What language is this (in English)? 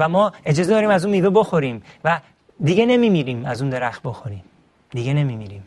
Persian